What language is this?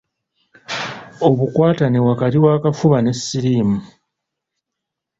Ganda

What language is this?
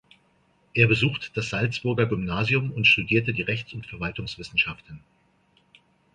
German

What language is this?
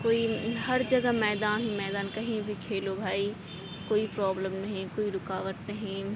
Urdu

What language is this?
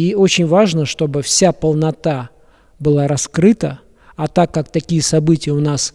Russian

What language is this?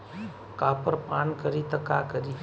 Bhojpuri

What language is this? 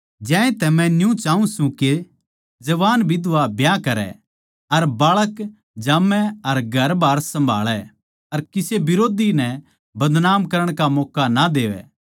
Haryanvi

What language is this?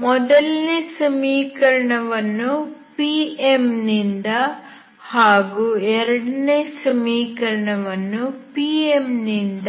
Kannada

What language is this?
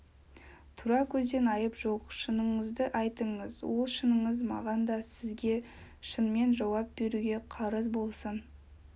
Kazakh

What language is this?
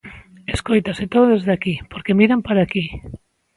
Galician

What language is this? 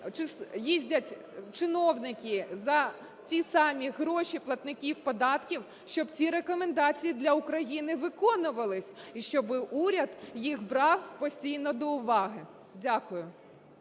Ukrainian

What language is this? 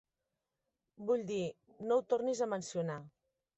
Catalan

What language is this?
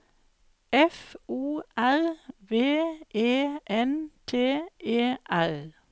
Norwegian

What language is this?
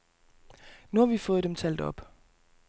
Danish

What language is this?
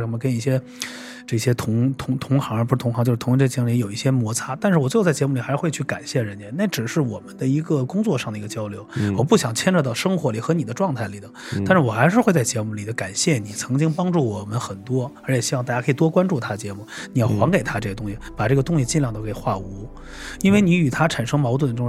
Chinese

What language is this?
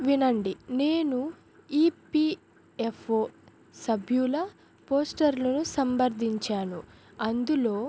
Telugu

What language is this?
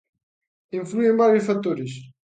Galician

